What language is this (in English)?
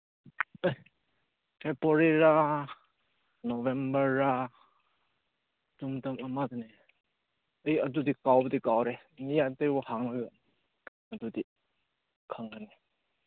Manipuri